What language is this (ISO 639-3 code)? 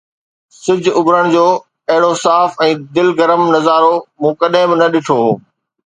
snd